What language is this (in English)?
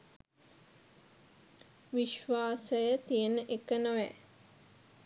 Sinhala